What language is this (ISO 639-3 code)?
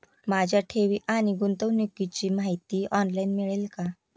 mar